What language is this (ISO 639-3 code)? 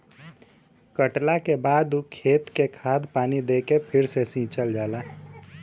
bho